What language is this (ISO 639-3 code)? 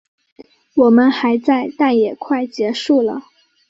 zho